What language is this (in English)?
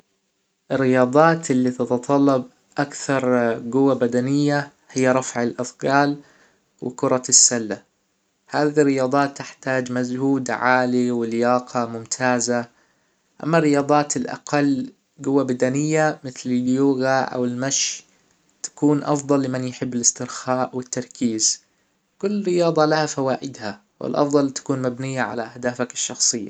Hijazi Arabic